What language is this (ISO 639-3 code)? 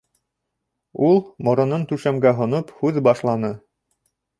bak